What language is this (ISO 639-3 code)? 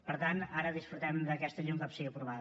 cat